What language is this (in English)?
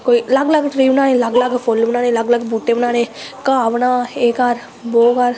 Dogri